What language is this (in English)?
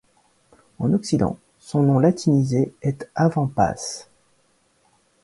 French